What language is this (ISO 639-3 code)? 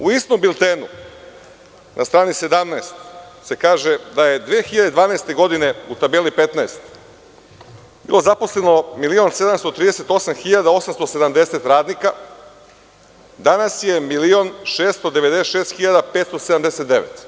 srp